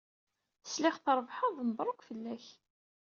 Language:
Kabyle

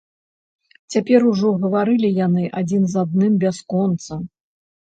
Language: Belarusian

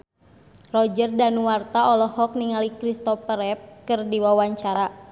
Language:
Sundanese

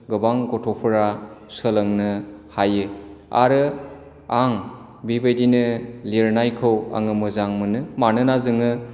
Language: Bodo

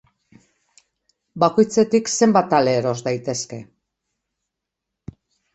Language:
Basque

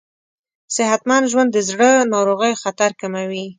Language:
Pashto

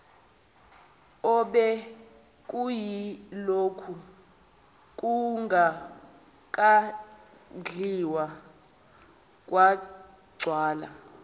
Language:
Zulu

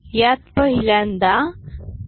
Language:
Marathi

